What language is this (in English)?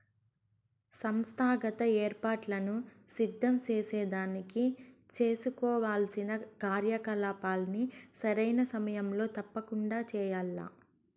Telugu